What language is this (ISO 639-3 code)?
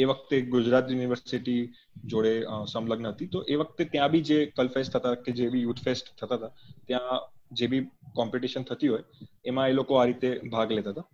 guj